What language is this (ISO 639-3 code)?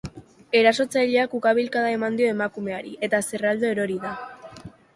eus